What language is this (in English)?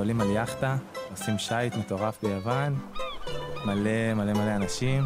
Hebrew